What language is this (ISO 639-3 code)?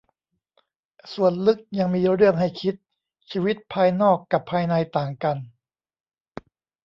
tha